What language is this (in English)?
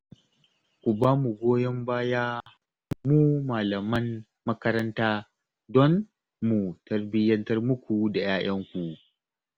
Hausa